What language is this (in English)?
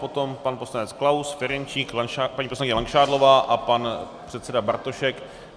Czech